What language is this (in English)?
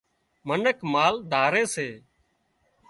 Wadiyara Koli